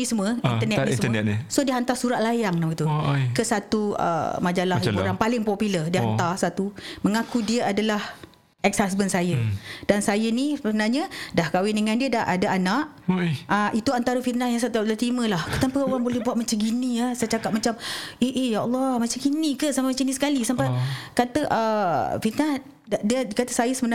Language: Malay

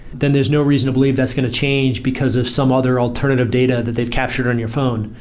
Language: English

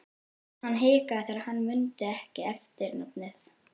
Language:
Icelandic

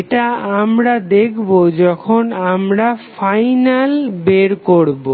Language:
Bangla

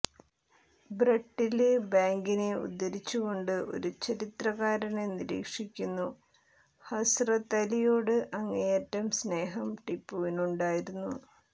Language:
Malayalam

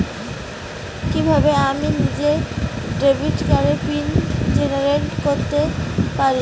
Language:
Bangla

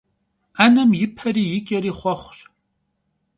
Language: Kabardian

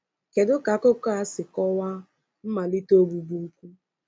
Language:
Igbo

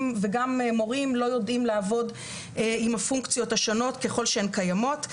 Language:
Hebrew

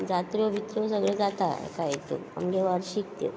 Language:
Konkani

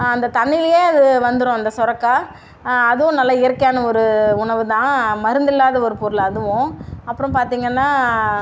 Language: Tamil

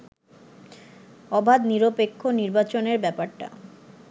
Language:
Bangla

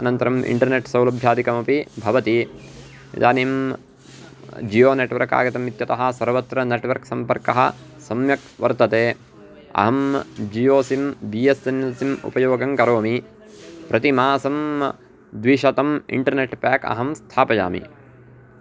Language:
Sanskrit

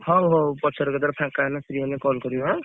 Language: Odia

